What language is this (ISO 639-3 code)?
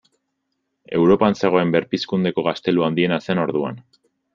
eus